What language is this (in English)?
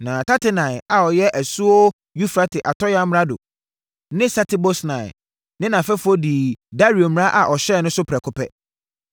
Akan